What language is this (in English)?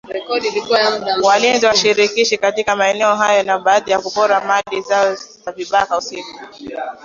Swahili